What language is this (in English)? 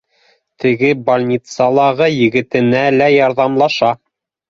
Bashkir